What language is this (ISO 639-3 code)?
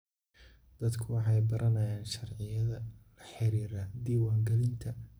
som